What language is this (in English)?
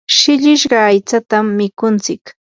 Yanahuanca Pasco Quechua